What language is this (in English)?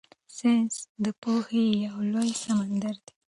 Pashto